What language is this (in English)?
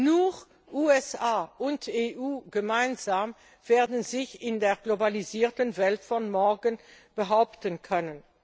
German